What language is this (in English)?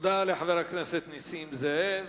Hebrew